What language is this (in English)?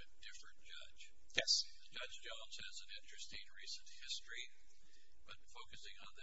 English